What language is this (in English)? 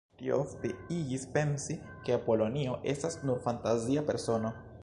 Esperanto